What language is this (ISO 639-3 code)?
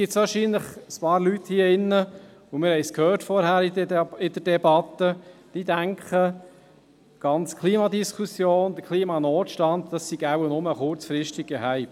gsw